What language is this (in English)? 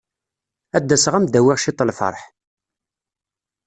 Kabyle